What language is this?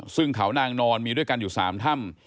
Thai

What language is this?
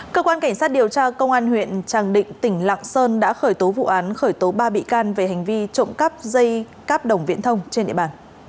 Vietnamese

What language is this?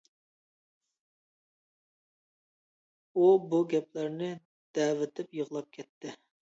Uyghur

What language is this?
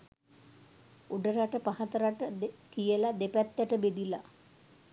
Sinhala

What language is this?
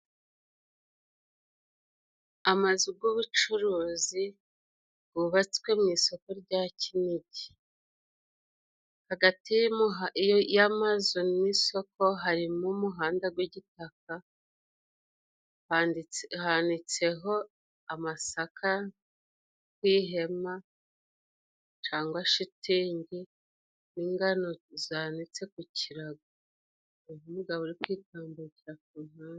Kinyarwanda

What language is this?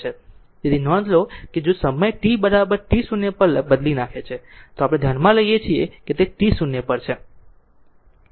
Gujarati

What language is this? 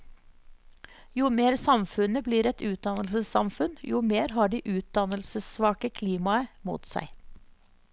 Norwegian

